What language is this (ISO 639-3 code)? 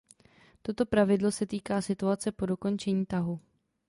ces